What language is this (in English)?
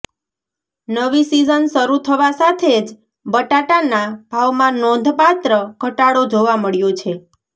Gujarati